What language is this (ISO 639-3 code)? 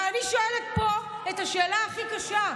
heb